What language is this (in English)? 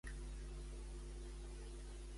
Catalan